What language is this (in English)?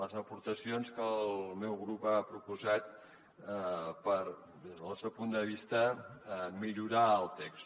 Catalan